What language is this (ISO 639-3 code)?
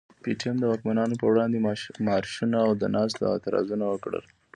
pus